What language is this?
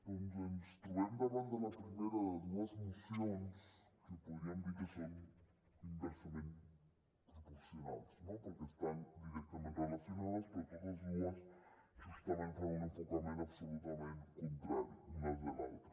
Catalan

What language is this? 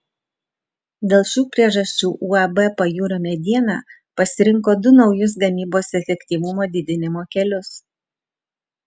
Lithuanian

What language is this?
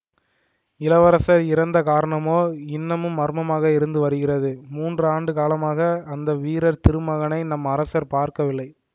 Tamil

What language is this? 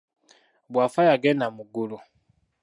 Ganda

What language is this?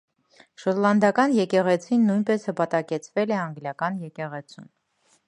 Armenian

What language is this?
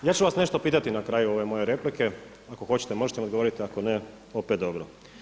Croatian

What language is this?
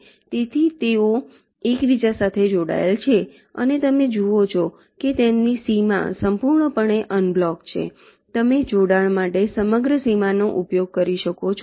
Gujarati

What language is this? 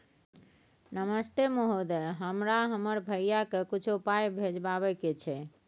Maithili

